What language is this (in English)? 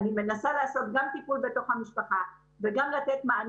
Hebrew